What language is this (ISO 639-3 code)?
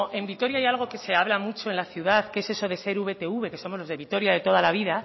spa